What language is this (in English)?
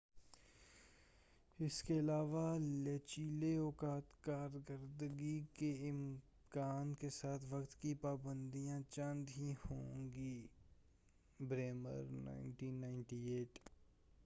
Urdu